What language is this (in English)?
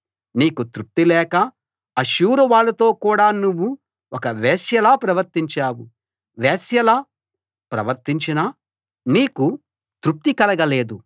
Telugu